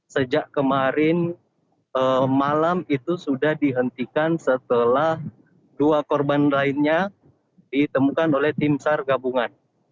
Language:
Indonesian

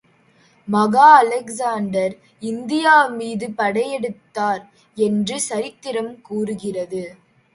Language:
Tamil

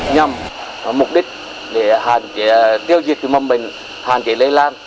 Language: Vietnamese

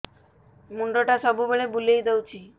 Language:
Odia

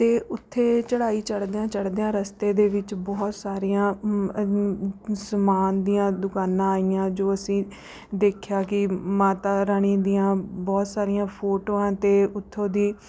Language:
Punjabi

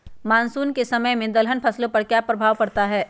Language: Magahi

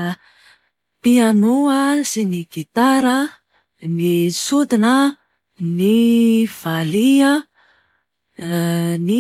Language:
Malagasy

